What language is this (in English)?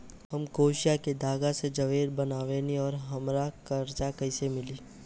Bhojpuri